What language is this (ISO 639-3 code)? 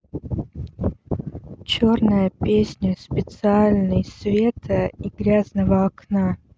rus